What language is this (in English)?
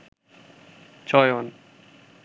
Bangla